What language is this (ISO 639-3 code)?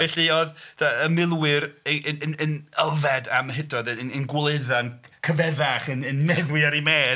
cym